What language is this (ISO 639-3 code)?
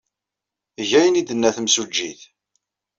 kab